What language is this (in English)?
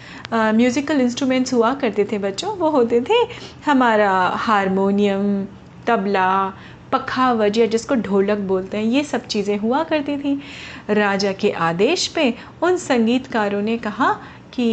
Hindi